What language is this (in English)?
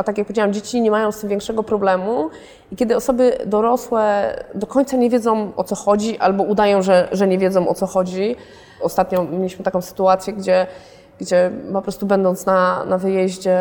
Polish